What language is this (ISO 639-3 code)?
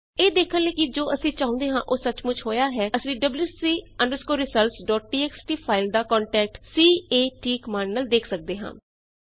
pan